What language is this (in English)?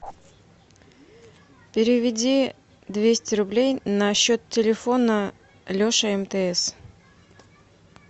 Russian